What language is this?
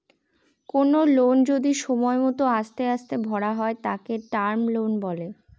Bangla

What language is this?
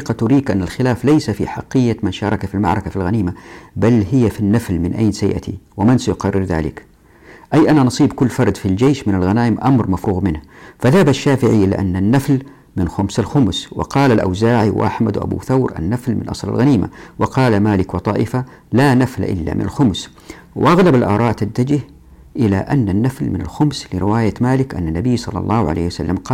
Arabic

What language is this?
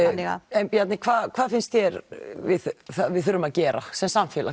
Icelandic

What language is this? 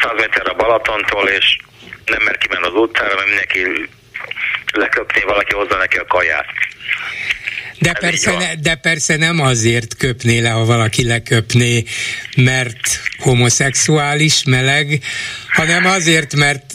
Hungarian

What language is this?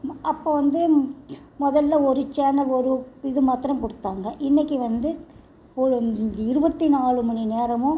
Tamil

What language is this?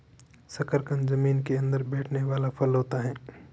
Hindi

